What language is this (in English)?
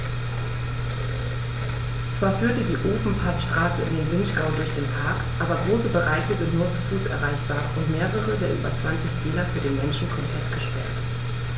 German